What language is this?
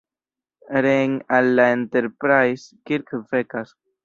Esperanto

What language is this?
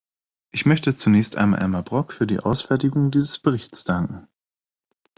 German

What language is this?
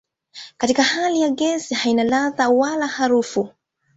Swahili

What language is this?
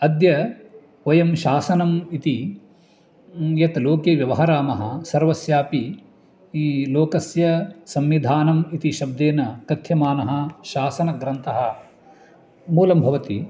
Sanskrit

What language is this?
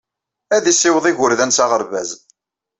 Kabyle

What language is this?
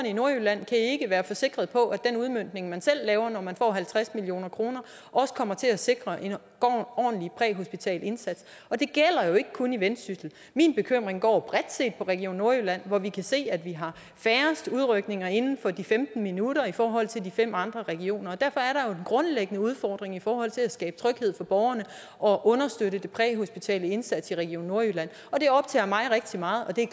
Danish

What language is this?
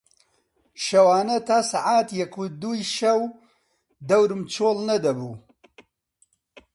Central Kurdish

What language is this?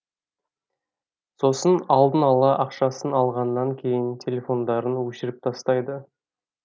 Kazakh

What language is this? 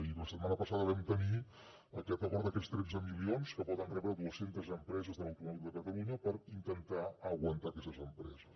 Catalan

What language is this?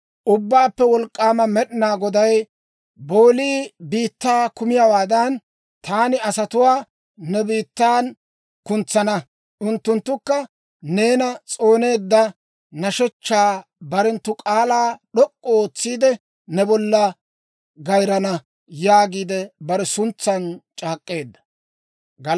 Dawro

